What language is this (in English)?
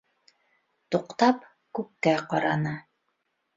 Bashkir